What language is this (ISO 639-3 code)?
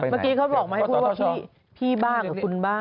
tha